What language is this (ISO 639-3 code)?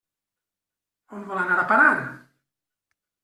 cat